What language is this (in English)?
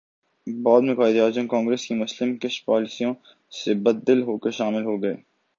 Urdu